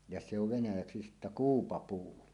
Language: Finnish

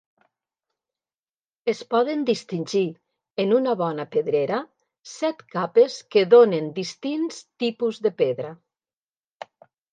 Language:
Catalan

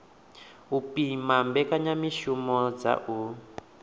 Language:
Venda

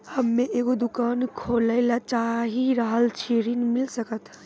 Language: Maithili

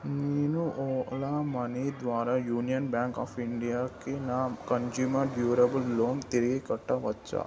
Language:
Telugu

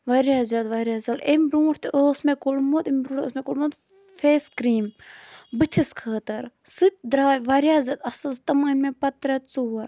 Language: Kashmiri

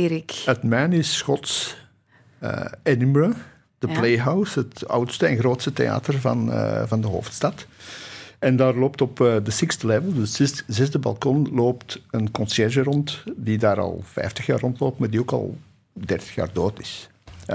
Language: Dutch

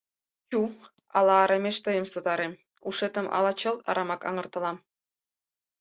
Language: Mari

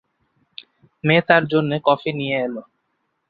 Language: Bangla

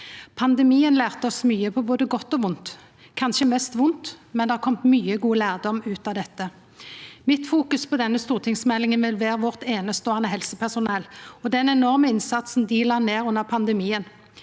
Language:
Norwegian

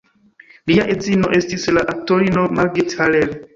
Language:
Esperanto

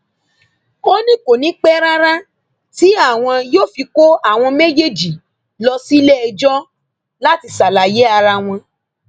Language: Yoruba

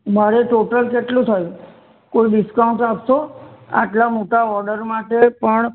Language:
Gujarati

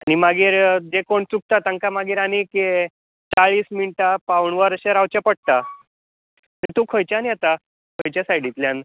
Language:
Konkani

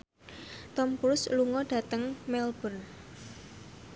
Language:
Javanese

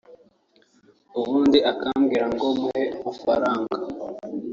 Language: Kinyarwanda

